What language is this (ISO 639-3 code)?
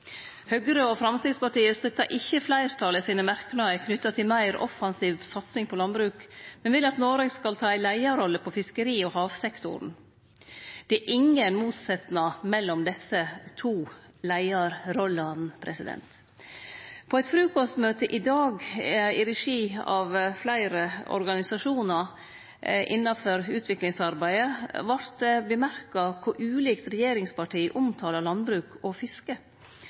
nno